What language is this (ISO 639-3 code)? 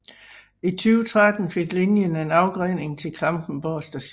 dan